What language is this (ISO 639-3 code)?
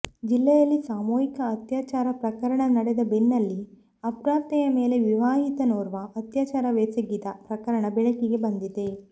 kan